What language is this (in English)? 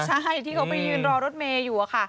Thai